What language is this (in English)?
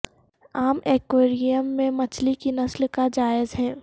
Urdu